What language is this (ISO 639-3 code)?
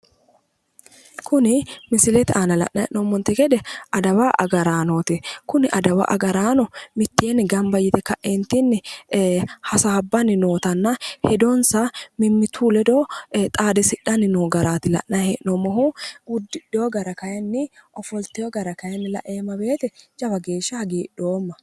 sid